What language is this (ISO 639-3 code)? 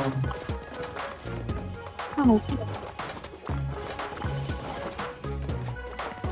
kor